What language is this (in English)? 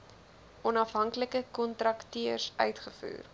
Afrikaans